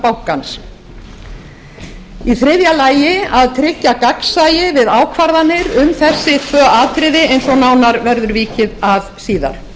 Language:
Icelandic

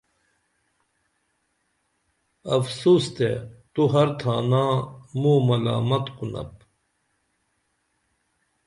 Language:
Dameli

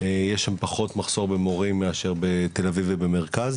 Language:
Hebrew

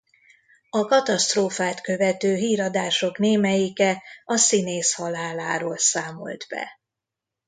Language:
Hungarian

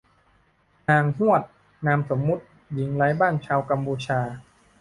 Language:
Thai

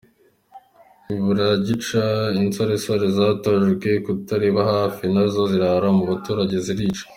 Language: Kinyarwanda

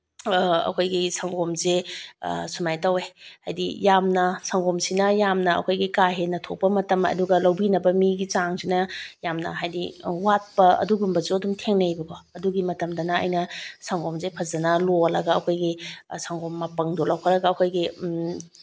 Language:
Manipuri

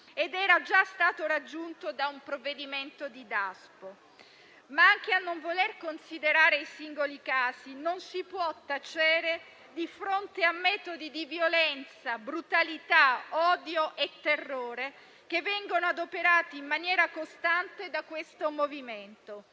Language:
Italian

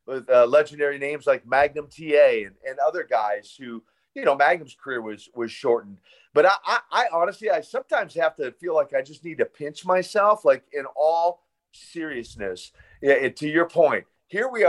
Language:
English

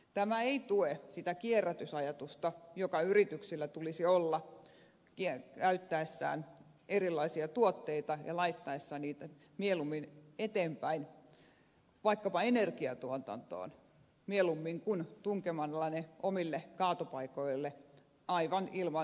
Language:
Finnish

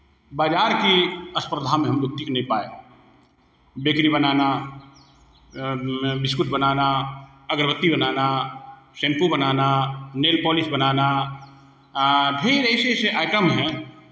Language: Hindi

